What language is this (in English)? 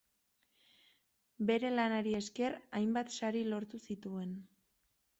Basque